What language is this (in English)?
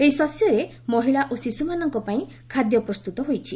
Odia